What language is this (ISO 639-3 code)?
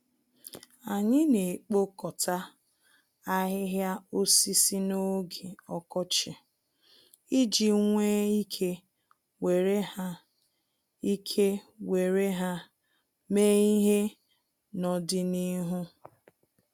ibo